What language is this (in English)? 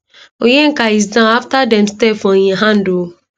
Nigerian Pidgin